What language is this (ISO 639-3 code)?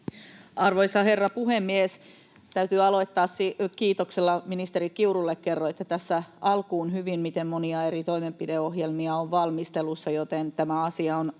fin